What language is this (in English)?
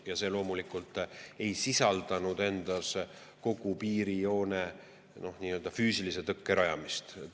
Estonian